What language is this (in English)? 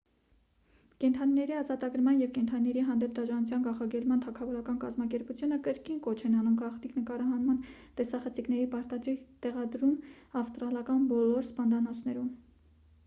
Armenian